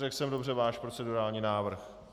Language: Czech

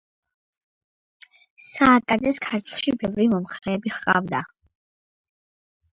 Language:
Georgian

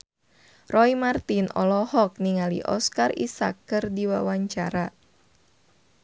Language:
Sundanese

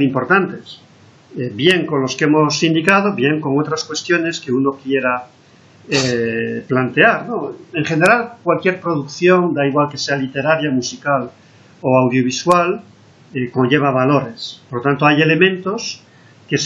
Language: Spanish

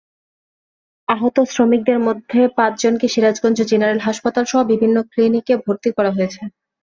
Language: Bangla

